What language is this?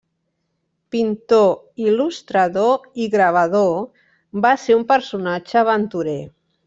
Catalan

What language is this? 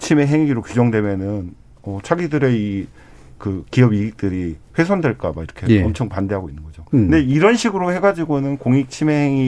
Korean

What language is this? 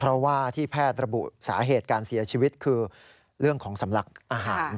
Thai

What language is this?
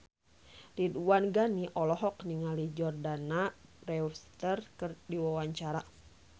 Sundanese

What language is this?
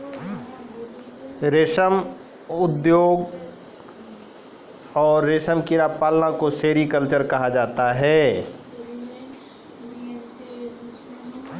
Maithili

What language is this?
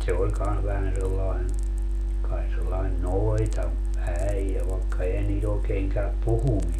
Finnish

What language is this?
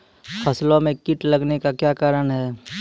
Maithili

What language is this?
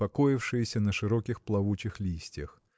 Russian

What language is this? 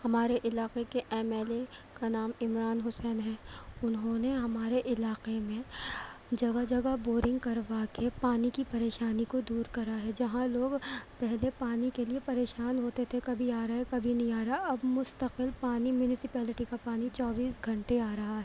Urdu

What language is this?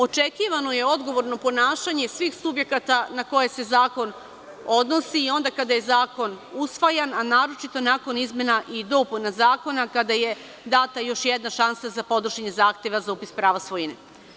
Serbian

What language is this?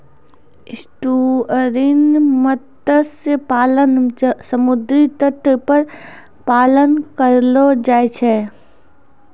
Maithili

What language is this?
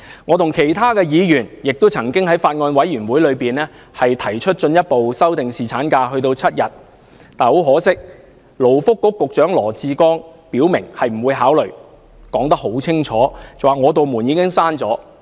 Cantonese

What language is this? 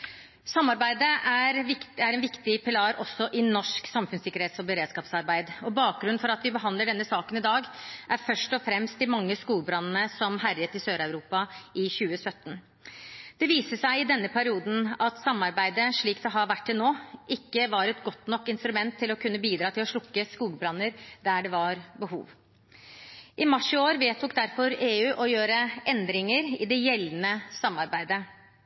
Norwegian Bokmål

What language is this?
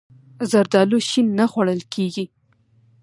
Pashto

